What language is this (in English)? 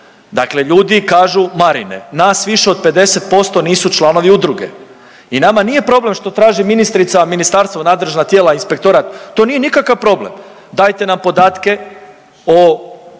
Croatian